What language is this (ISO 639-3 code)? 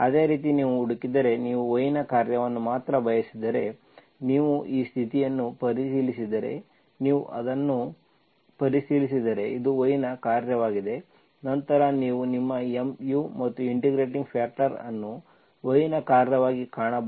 kan